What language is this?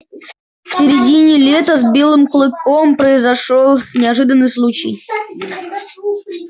Russian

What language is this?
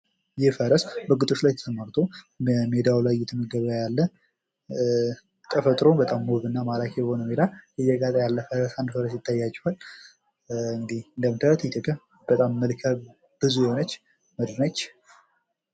Amharic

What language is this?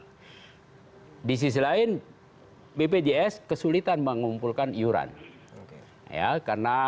Indonesian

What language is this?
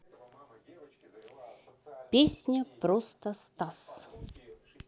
Russian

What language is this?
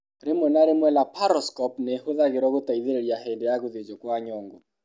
Kikuyu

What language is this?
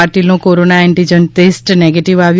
Gujarati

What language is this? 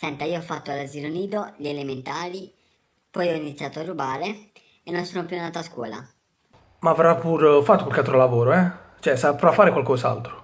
Italian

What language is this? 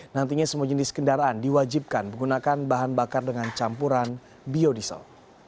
Indonesian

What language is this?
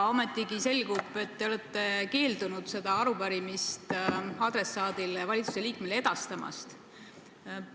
Estonian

